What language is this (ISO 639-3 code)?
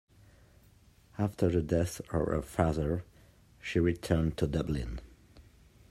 eng